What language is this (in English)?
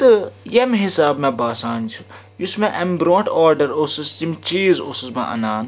Kashmiri